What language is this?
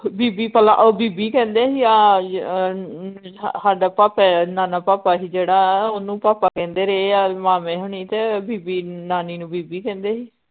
Punjabi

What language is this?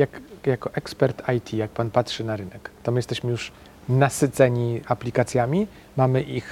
Polish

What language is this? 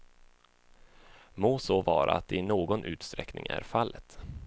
Swedish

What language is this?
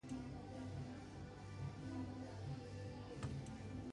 Basque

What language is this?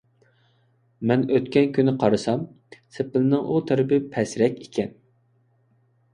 Uyghur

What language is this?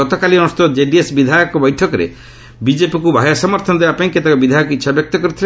Odia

